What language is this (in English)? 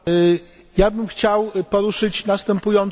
Polish